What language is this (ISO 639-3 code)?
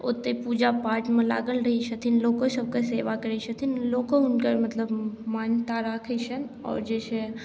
mai